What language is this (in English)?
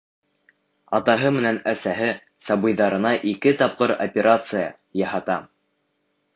Bashkir